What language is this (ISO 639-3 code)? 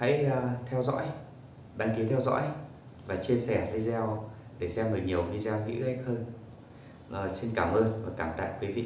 vie